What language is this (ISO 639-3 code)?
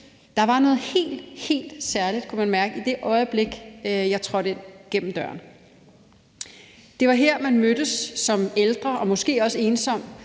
dan